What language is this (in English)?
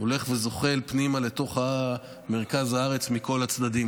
Hebrew